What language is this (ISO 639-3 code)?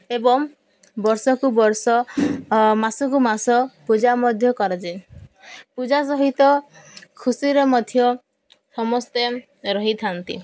ori